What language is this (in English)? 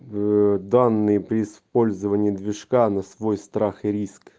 Russian